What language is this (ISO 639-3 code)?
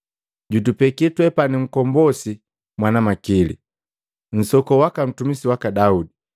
mgv